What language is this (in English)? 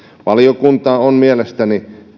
Finnish